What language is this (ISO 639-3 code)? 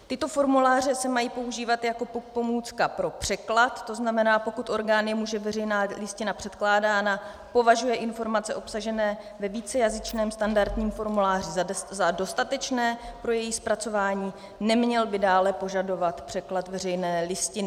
ces